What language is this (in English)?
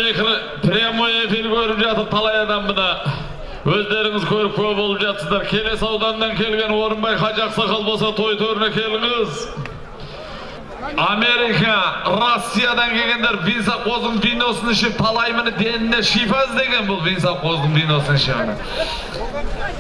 Turkish